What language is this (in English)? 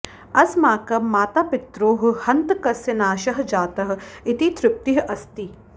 Sanskrit